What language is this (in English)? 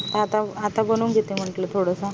Marathi